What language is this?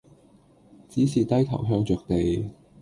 Cantonese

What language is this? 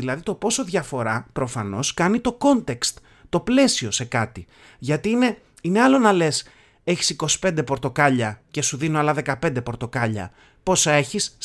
Greek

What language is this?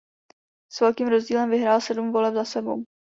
Czech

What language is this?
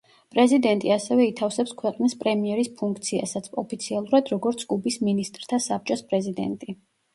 Georgian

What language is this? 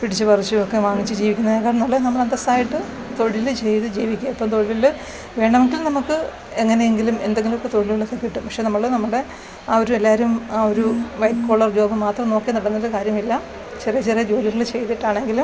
Malayalam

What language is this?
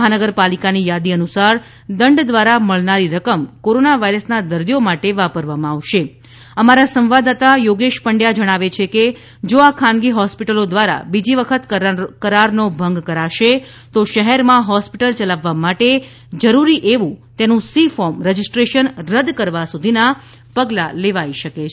Gujarati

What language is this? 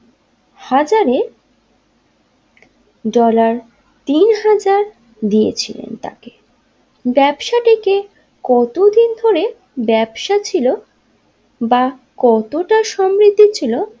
Bangla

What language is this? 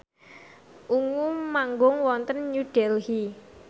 Javanese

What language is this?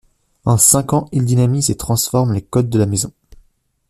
French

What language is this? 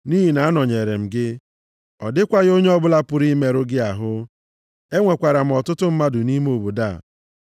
Igbo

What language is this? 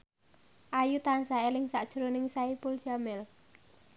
Javanese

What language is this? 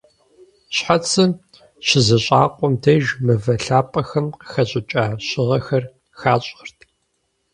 Kabardian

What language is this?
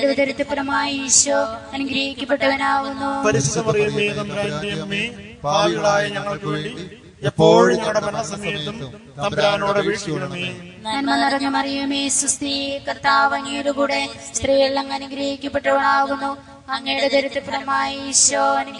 Romanian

